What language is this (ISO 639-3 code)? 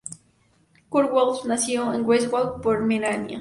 spa